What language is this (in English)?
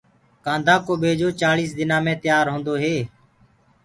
Gurgula